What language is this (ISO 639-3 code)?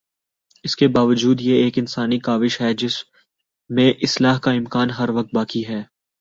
urd